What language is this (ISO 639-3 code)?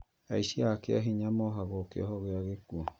kik